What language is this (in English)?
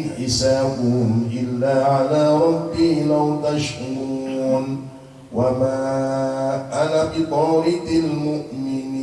Indonesian